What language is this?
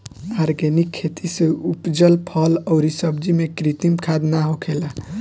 Bhojpuri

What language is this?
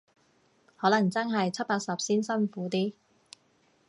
Cantonese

